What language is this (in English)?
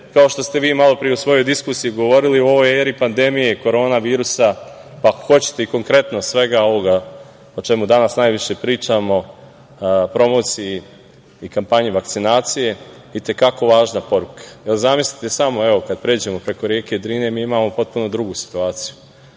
Serbian